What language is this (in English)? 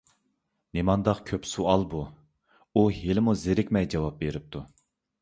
Uyghur